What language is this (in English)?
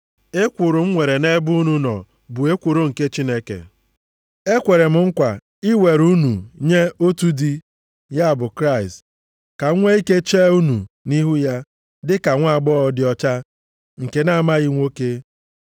Igbo